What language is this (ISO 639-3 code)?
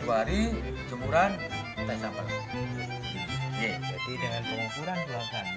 ind